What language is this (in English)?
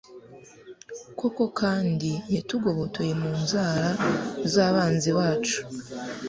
Kinyarwanda